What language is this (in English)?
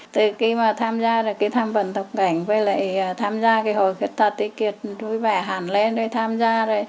Vietnamese